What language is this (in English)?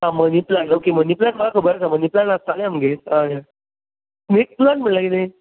Konkani